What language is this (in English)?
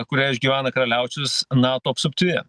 Lithuanian